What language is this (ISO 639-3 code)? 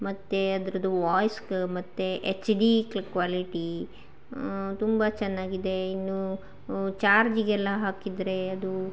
kan